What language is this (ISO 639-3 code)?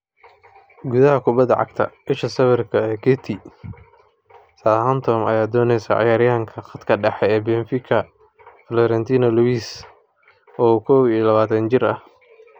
som